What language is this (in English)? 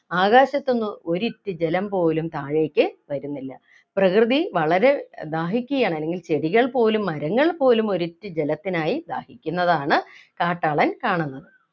Malayalam